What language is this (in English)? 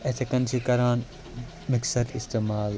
Kashmiri